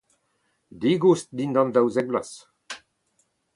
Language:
Breton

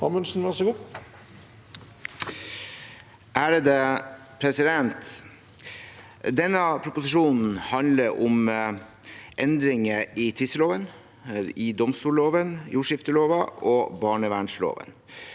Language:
Norwegian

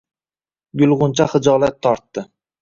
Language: Uzbek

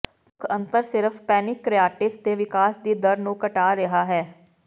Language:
Punjabi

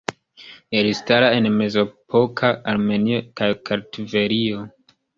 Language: Esperanto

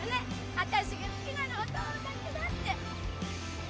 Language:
Japanese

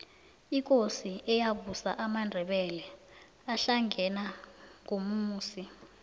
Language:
South Ndebele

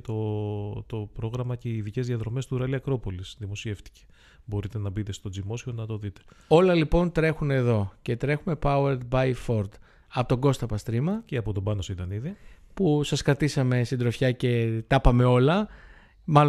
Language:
Greek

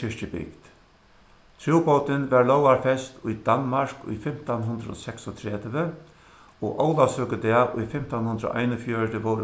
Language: Faroese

